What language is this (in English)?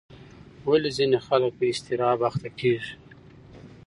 Pashto